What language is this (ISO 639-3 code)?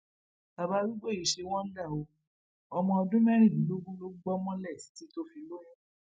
yor